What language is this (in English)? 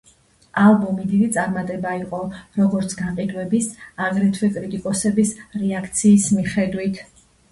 Georgian